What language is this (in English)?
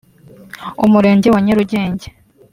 Kinyarwanda